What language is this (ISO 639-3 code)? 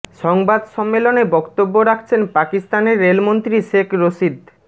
ben